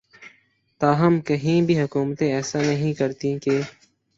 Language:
Urdu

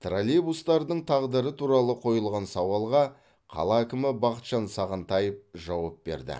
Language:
Kazakh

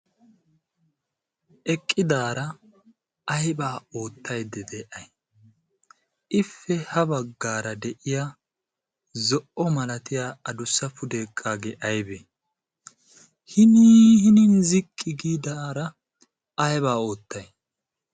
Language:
Wolaytta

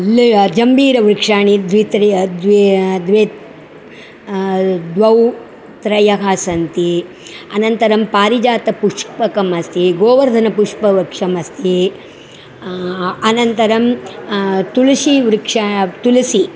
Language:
Sanskrit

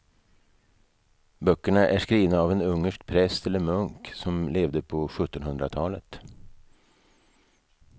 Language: Swedish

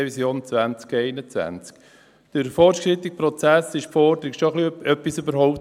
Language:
Swiss German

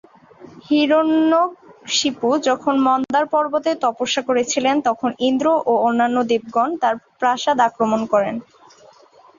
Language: Bangla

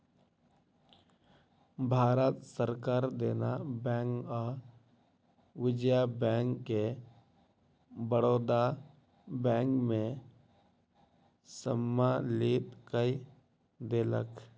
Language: Maithili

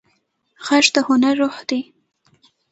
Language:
Pashto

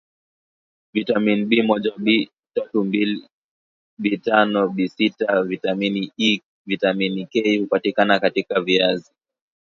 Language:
Swahili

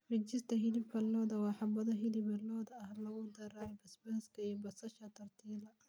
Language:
Somali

